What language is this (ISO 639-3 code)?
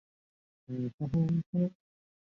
zho